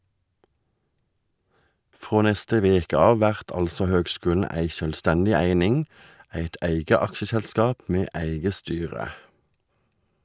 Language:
Norwegian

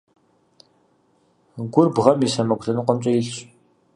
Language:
Kabardian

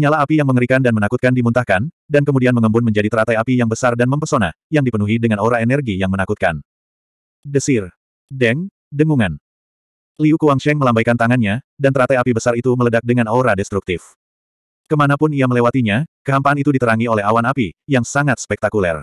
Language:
Indonesian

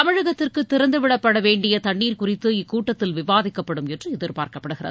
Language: Tamil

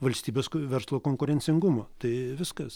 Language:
Lithuanian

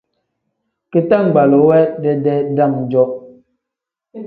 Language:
Tem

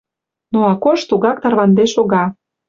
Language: Mari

